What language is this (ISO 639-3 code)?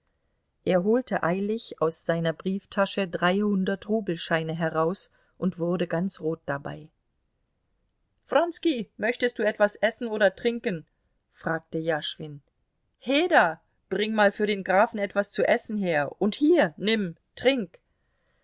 deu